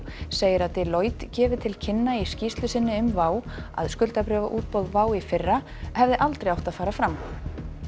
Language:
Icelandic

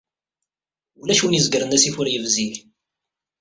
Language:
Kabyle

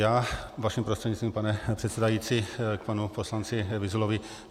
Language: Czech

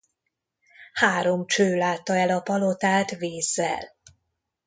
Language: Hungarian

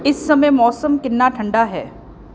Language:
Punjabi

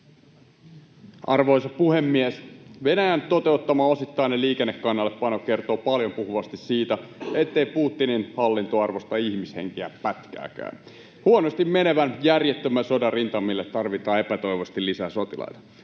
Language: Finnish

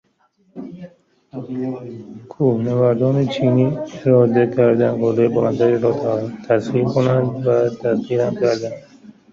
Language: Persian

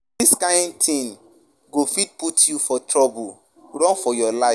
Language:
Nigerian Pidgin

